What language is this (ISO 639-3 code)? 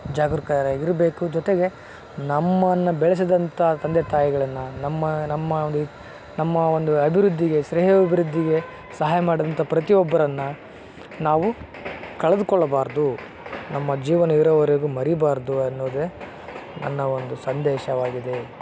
kan